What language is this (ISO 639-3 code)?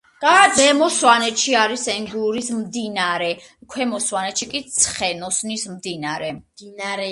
kat